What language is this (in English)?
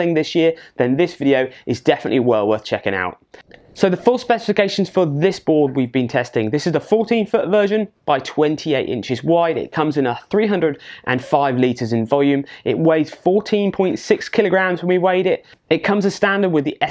English